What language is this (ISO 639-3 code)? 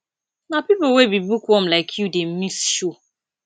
pcm